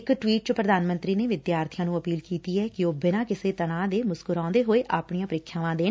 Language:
Punjabi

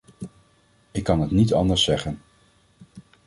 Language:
Dutch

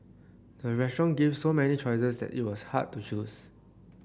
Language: English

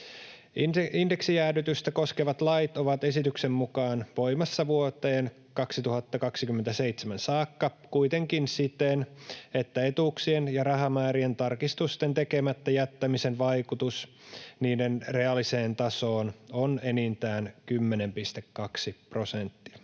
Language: Finnish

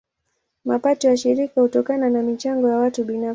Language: Swahili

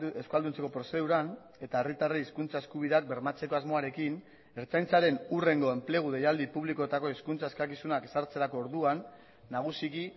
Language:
Basque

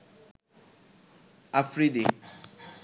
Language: Bangla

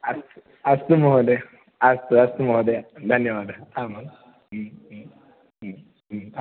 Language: Sanskrit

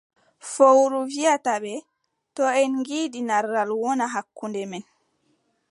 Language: Adamawa Fulfulde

